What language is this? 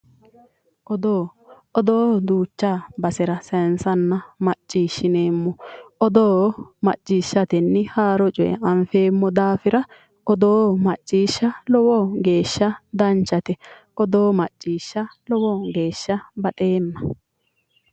Sidamo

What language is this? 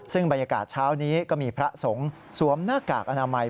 Thai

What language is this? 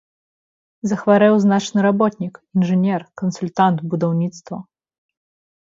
Belarusian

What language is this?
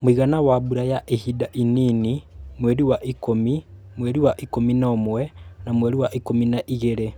Kikuyu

